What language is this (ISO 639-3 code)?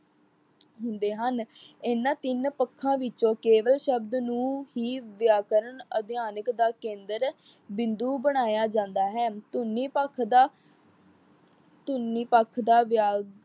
pan